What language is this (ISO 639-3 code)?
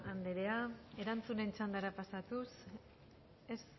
eus